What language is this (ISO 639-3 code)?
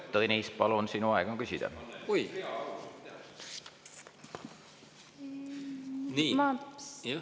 est